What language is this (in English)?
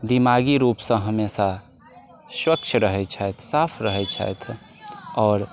Maithili